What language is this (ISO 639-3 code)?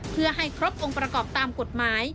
tha